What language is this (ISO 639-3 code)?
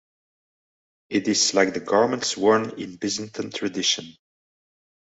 eng